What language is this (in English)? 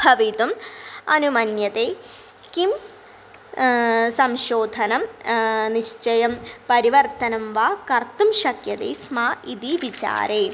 Sanskrit